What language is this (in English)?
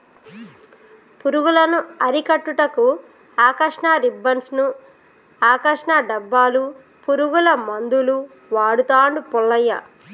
Telugu